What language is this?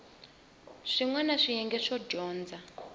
Tsonga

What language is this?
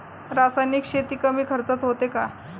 Marathi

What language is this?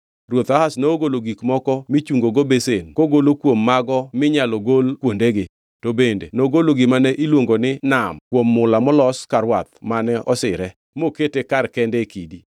Luo (Kenya and Tanzania)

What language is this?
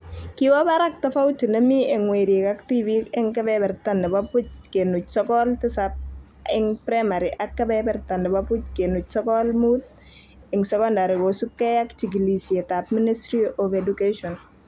Kalenjin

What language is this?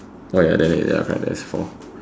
English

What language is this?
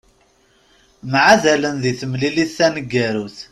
Kabyle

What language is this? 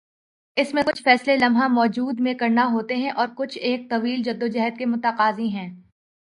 Urdu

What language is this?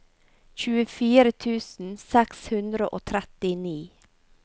Norwegian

